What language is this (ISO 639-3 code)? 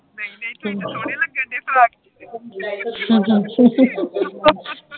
pan